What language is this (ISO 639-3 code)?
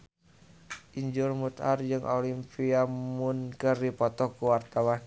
sun